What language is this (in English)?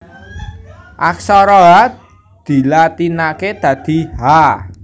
Javanese